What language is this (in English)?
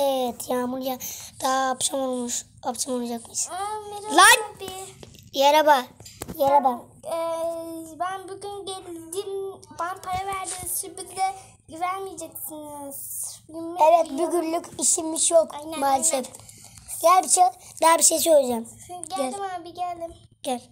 Turkish